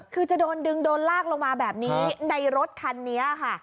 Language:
Thai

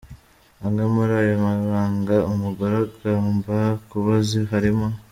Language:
Kinyarwanda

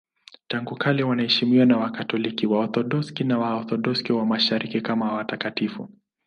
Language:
Swahili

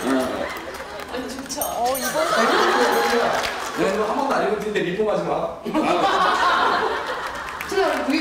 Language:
Korean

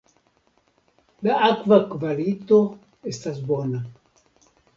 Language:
Esperanto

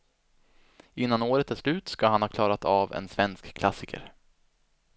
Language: Swedish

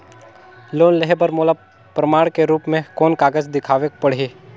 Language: Chhattisgarhi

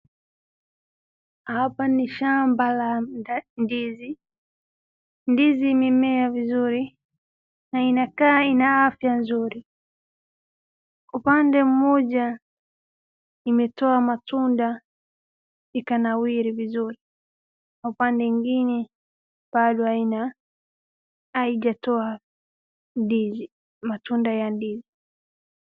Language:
Swahili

